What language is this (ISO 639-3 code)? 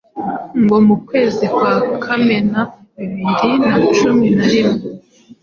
kin